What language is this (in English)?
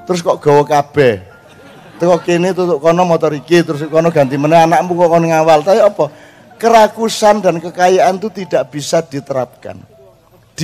Indonesian